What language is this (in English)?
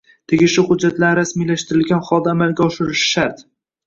Uzbek